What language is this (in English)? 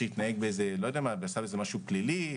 Hebrew